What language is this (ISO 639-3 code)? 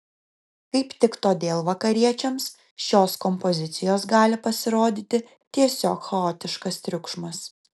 lit